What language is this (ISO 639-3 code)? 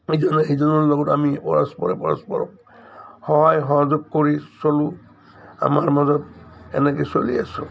asm